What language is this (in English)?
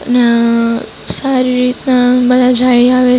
Gujarati